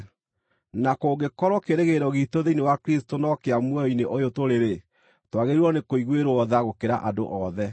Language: Kikuyu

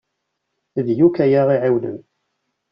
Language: Kabyle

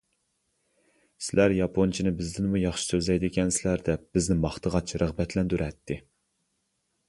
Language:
Uyghur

